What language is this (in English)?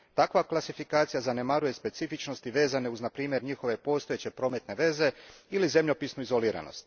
Croatian